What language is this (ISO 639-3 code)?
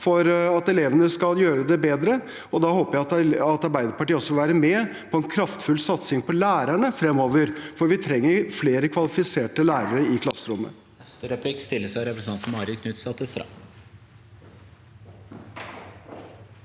nor